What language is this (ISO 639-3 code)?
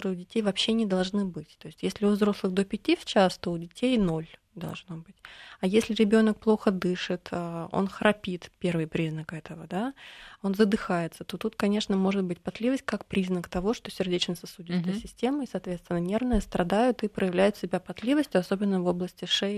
rus